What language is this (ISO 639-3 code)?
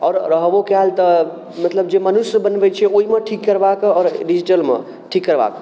mai